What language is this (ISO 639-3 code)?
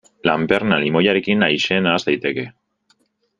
eus